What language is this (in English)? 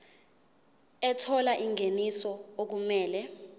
Zulu